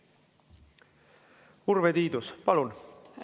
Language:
Estonian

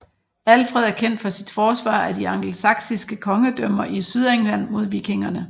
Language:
Danish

